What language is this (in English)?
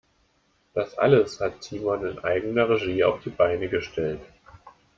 German